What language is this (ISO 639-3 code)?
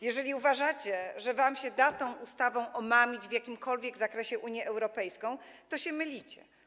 pol